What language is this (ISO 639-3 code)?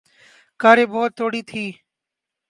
urd